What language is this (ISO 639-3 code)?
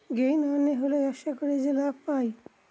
ben